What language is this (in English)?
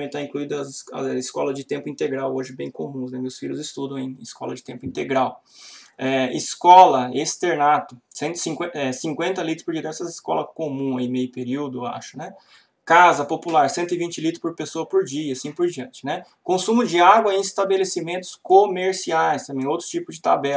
Portuguese